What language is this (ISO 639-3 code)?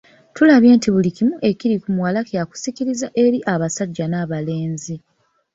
lug